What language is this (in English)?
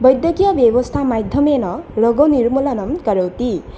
Sanskrit